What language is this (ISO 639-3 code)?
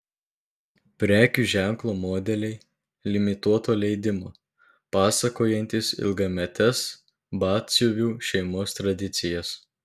lit